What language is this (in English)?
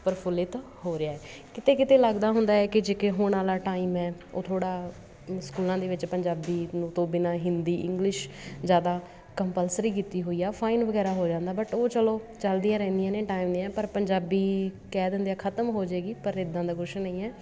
Punjabi